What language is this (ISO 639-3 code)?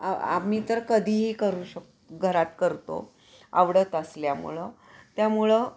mar